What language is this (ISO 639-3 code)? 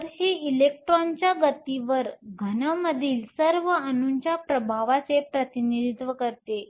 mar